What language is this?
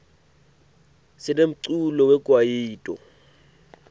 Swati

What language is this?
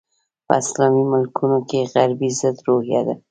Pashto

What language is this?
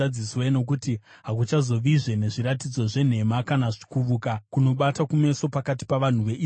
Shona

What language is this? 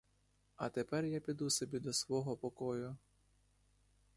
Ukrainian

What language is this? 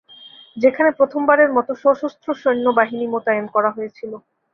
Bangla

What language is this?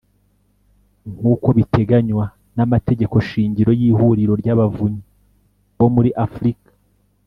Kinyarwanda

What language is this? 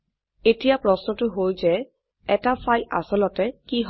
Assamese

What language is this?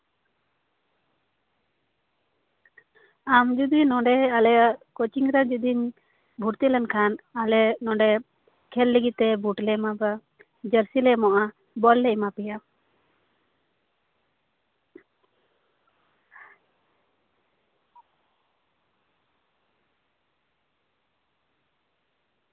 Santali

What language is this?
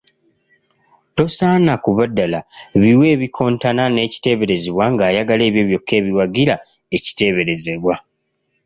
Ganda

